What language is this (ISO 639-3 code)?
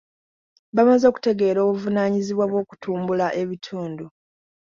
lug